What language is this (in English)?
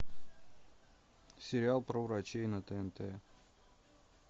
Russian